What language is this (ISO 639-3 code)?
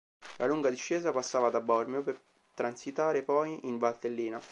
ita